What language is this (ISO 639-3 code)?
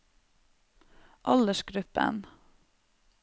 nor